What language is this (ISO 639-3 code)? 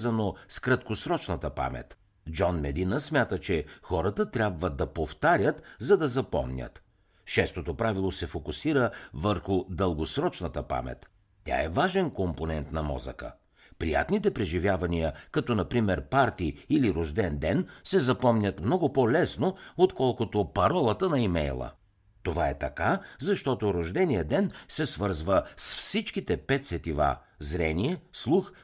bul